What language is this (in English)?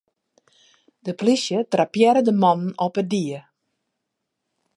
Western Frisian